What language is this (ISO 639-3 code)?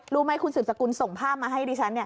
tha